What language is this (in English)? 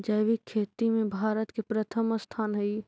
Magahi